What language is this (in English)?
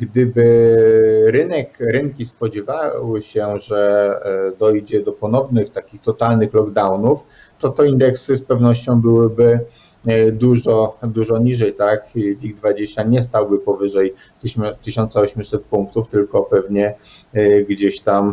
Polish